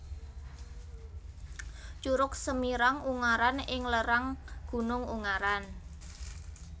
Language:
Javanese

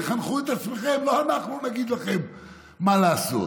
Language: Hebrew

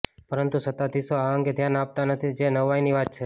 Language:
Gujarati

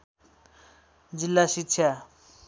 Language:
Nepali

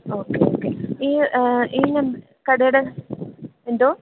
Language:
Malayalam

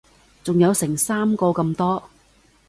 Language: Cantonese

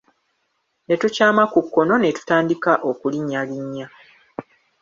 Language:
Ganda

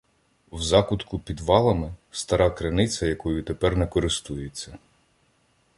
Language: Ukrainian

